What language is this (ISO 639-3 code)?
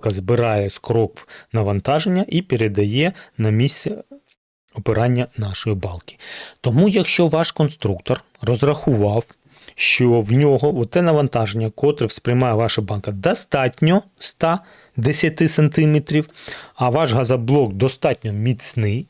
ukr